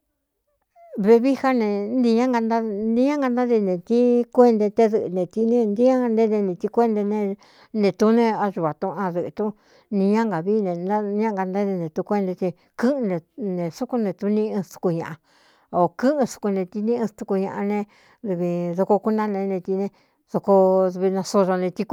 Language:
Cuyamecalco Mixtec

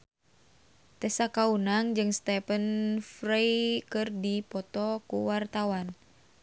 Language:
Sundanese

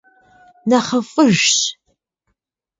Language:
Kabardian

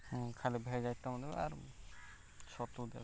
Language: Odia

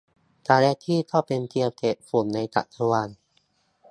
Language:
Thai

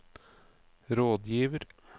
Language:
Norwegian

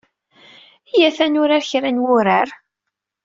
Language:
Kabyle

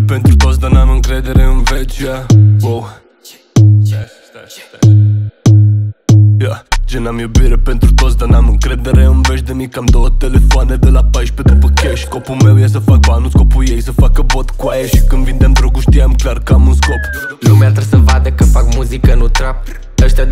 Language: Romanian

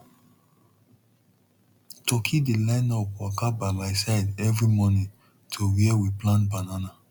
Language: Nigerian Pidgin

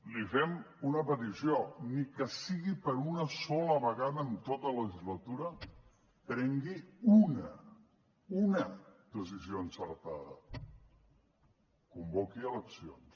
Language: Catalan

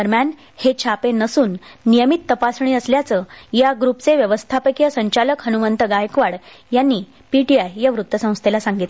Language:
Marathi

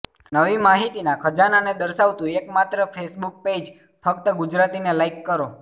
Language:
Gujarati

